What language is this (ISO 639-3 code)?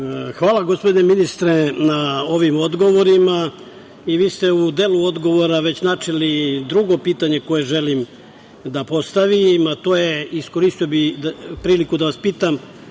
srp